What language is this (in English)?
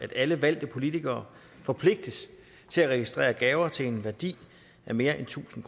Danish